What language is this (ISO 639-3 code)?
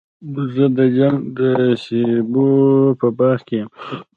pus